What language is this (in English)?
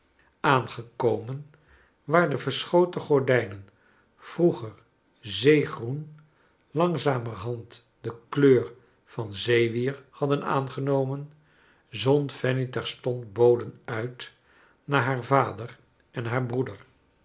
Dutch